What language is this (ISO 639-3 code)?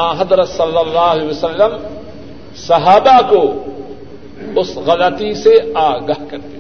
urd